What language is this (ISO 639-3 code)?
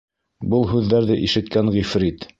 bak